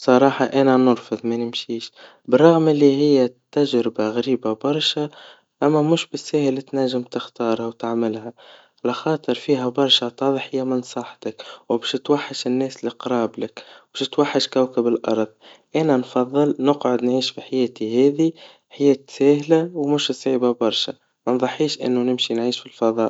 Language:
Tunisian Arabic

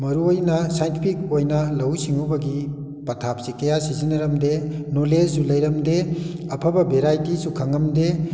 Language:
Manipuri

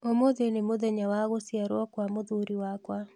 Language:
Kikuyu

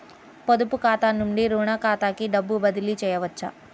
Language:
Telugu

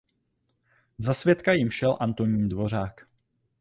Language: Czech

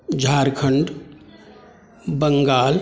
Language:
Maithili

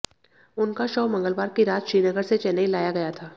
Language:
Hindi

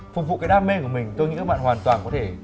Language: Vietnamese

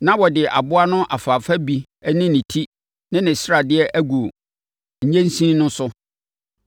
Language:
Akan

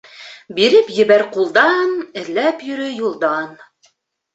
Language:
Bashkir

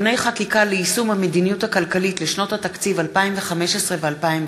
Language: Hebrew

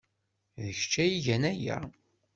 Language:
Kabyle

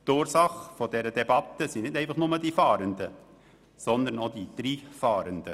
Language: Swiss German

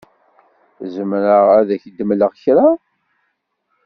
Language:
Kabyle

